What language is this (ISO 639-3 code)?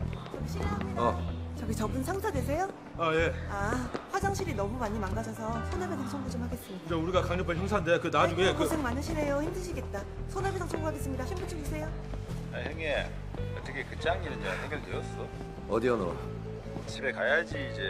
kor